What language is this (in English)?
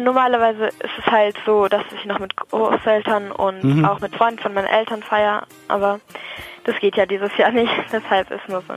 German